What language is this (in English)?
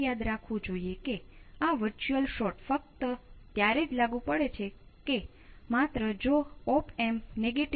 Gujarati